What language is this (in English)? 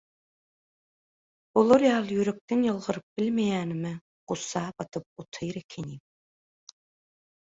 Turkmen